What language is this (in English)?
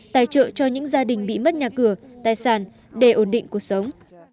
Vietnamese